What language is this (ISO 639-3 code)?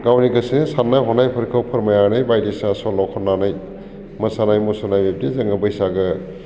brx